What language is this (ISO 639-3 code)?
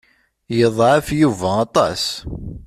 kab